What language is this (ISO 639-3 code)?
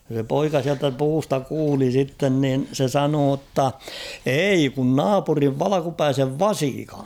fin